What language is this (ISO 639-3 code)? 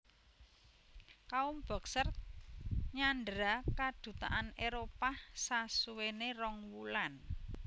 jav